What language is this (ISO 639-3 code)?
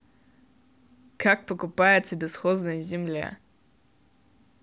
rus